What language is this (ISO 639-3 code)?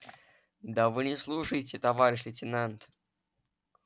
rus